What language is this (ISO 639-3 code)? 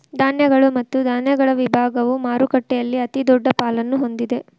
kan